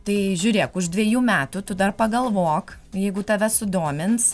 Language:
Lithuanian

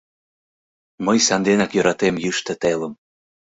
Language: Mari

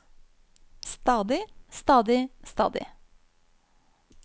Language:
Norwegian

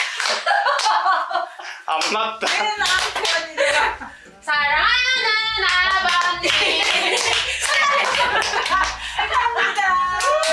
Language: Korean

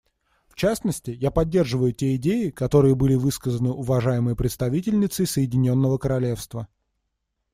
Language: Russian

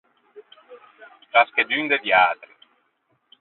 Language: Ligurian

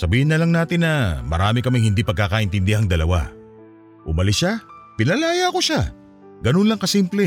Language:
Filipino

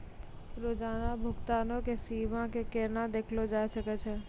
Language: Maithili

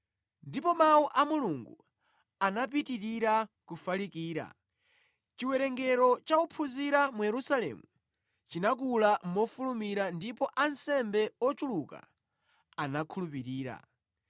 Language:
Nyanja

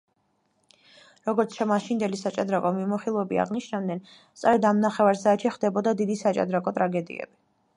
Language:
Georgian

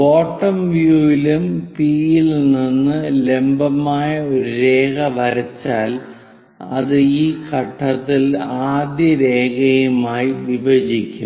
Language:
Malayalam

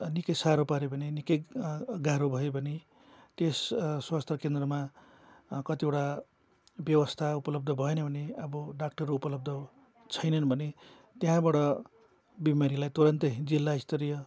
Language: Nepali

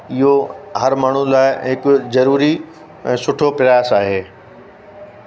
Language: Sindhi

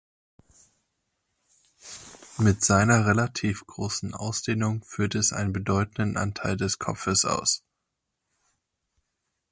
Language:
German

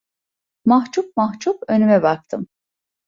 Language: Turkish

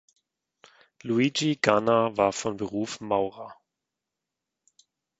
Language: German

